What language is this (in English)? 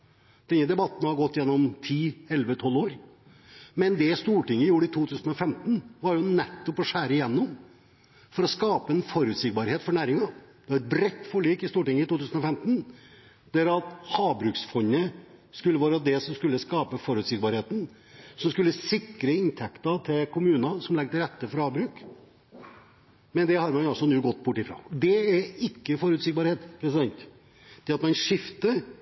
Norwegian Bokmål